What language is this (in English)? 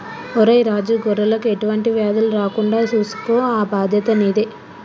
Telugu